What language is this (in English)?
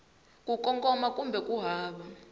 Tsonga